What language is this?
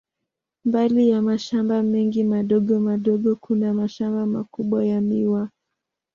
Swahili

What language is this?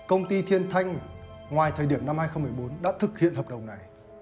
Vietnamese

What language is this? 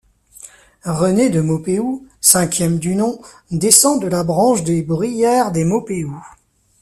French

